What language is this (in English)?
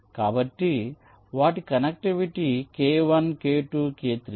Telugu